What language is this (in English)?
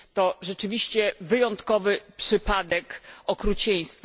Polish